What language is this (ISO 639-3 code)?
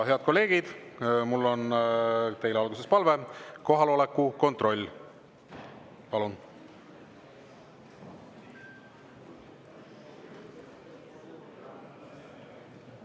est